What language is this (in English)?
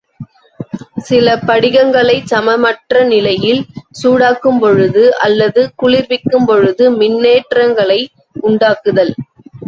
Tamil